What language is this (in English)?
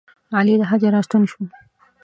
Pashto